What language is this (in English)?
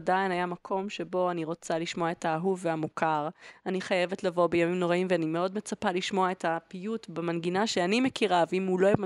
Hebrew